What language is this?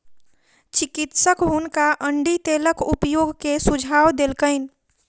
Maithili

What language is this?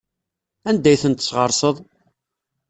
Kabyle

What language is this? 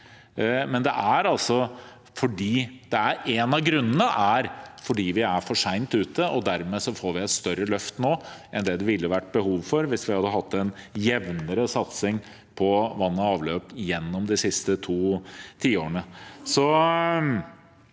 Norwegian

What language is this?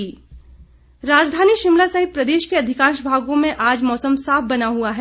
Hindi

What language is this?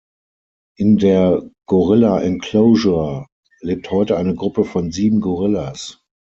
German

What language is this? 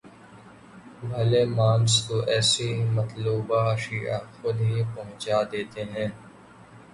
Urdu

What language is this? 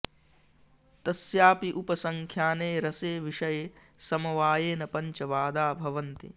Sanskrit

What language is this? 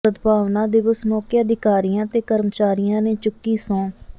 Punjabi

